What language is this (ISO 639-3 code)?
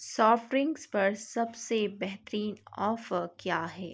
urd